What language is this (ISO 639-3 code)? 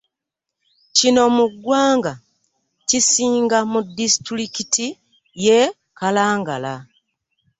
lug